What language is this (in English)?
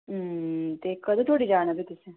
Dogri